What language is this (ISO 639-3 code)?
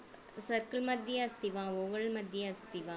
san